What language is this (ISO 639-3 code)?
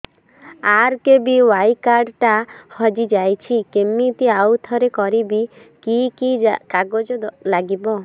ori